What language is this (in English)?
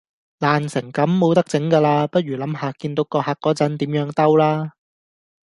Cantonese